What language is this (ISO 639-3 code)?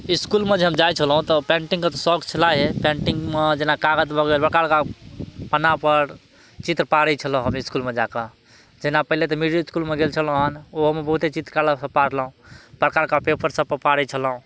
mai